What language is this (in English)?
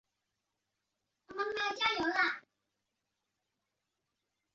Chinese